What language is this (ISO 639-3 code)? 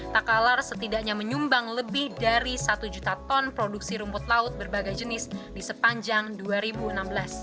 ind